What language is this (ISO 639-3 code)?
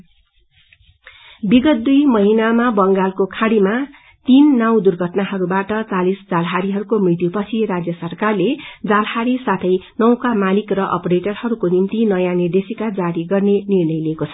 nep